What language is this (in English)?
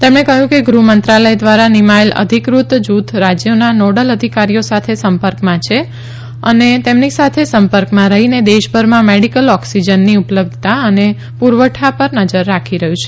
Gujarati